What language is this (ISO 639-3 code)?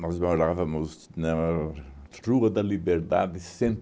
por